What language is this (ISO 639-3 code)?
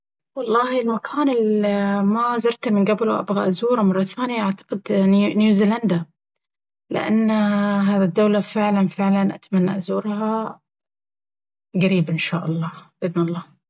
abv